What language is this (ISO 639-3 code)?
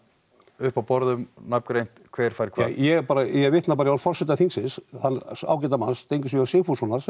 isl